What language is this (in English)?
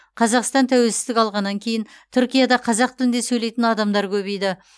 Kazakh